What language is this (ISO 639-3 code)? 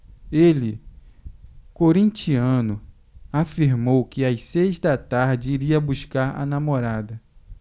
por